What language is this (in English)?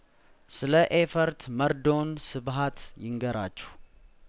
Amharic